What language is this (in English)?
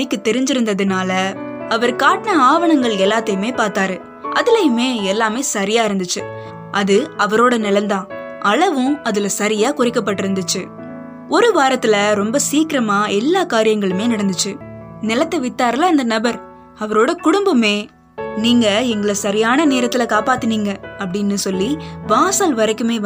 Tamil